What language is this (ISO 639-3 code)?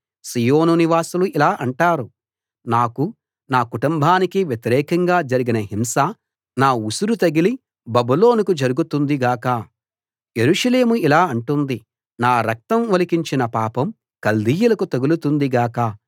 tel